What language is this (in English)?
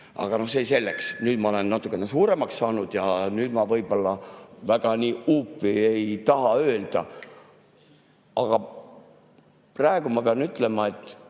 Estonian